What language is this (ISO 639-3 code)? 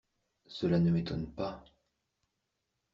fra